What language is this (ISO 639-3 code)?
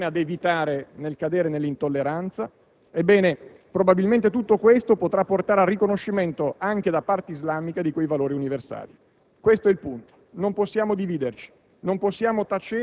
ita